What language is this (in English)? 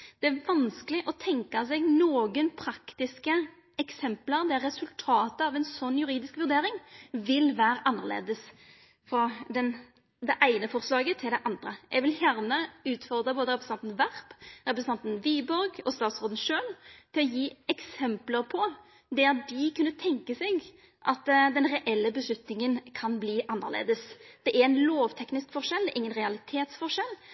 Norwegian Nynorsk